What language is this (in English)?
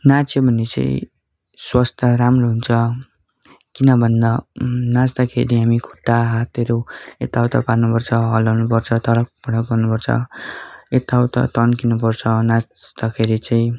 Nepali